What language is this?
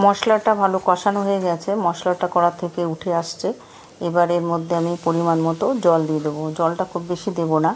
Romanian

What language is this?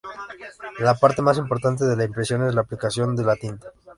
Spanish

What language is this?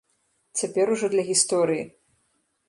Belarusian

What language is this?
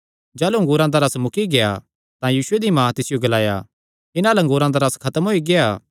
Kangri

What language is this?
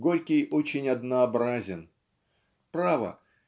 Russian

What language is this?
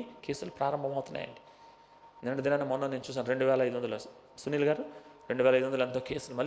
Telugu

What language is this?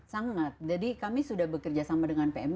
Indonesian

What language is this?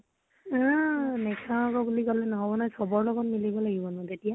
Assamese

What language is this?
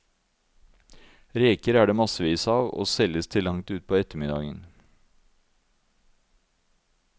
Norwegian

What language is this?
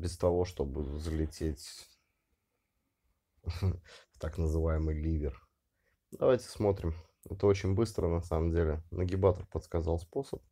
Russian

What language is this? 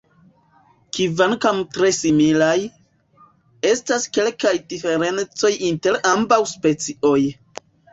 Esperanto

